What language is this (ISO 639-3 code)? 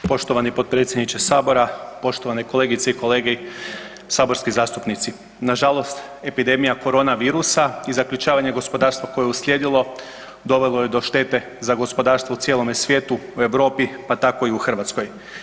hrv